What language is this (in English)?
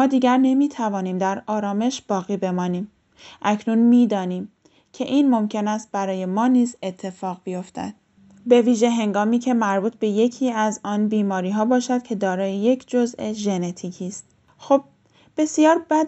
Persian